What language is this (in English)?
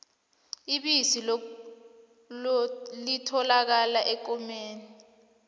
South Ndebele